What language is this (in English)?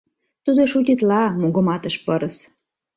Mari